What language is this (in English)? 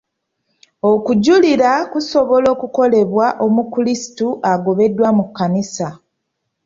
Ganda